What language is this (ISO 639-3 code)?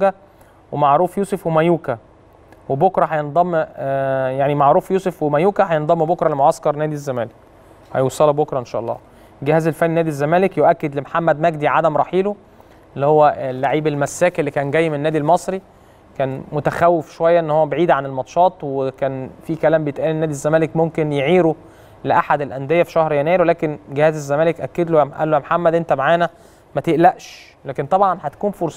ara